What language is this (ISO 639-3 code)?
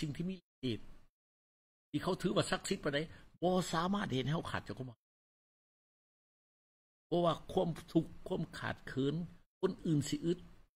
tha